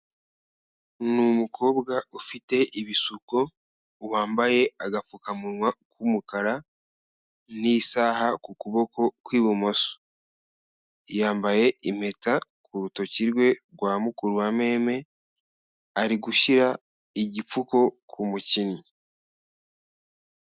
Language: Kinyarwanda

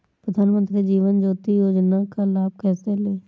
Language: Hindi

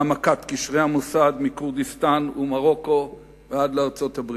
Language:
Hebrew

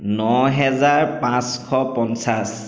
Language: Assamese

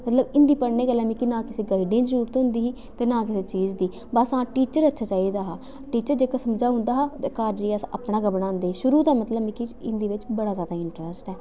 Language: Dogri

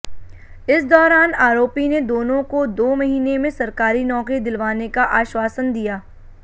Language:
Hindi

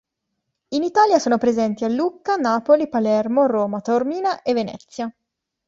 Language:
Italian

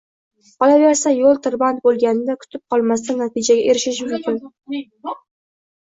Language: Uzbek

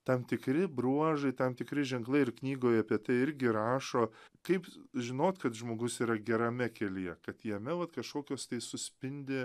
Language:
Lithuanian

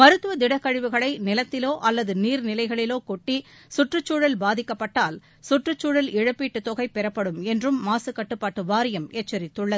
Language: Tamil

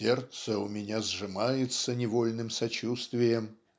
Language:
Russian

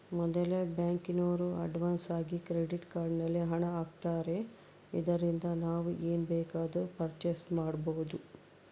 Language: Kannada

